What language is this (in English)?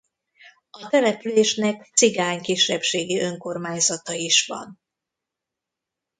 Hungarian